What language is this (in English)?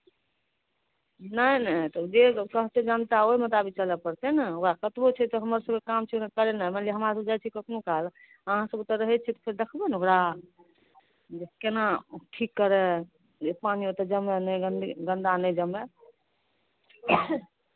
Maithili